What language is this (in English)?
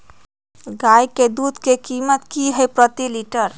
Magahi